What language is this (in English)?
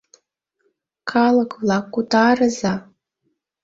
Mari